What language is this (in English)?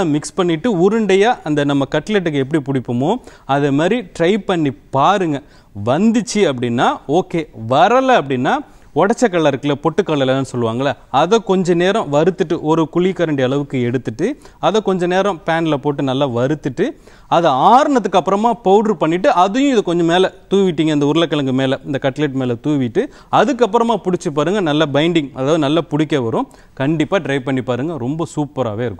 Hindi